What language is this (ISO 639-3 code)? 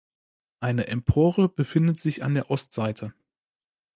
deu